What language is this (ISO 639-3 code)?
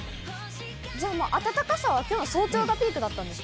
jpn